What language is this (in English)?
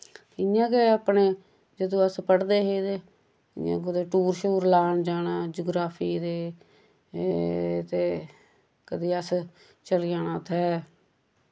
Dogri